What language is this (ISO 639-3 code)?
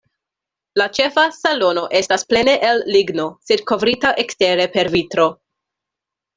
epo